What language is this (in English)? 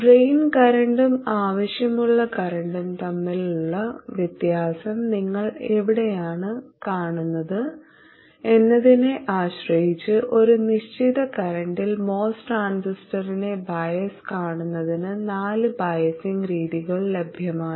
Malayalam